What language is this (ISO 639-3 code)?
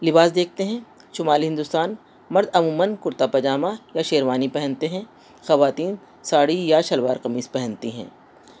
urd